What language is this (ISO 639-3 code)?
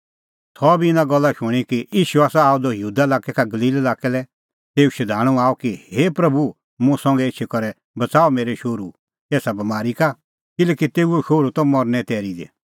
kfx